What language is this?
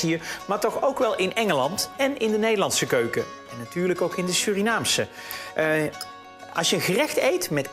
Dutch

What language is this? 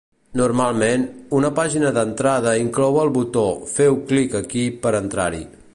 Catalan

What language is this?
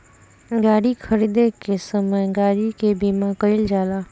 Bhojpuri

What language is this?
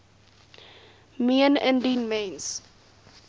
Afrikaans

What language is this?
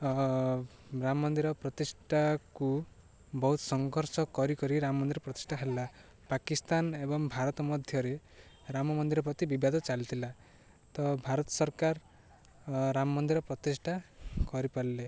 Odia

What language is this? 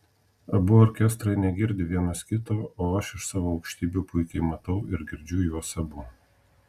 Lithuanian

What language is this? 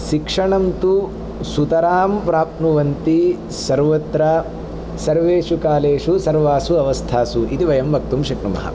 Sanskrit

